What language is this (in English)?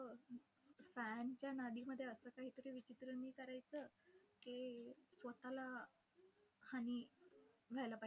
Marathi